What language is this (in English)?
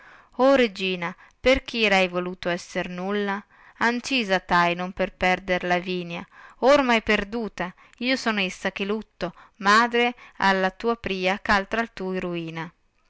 Italian